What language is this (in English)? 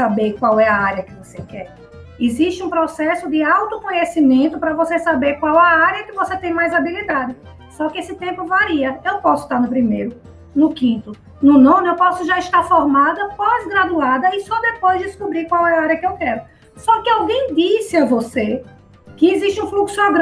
Portuguese